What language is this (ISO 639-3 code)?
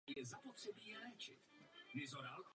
ces